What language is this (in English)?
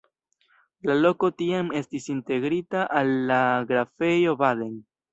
Esperanto